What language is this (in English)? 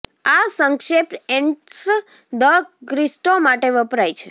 Gujarati